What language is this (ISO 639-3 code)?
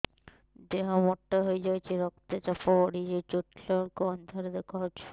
ori